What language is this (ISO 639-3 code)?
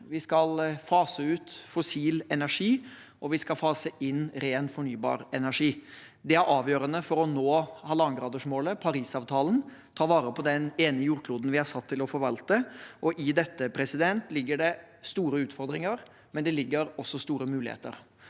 nor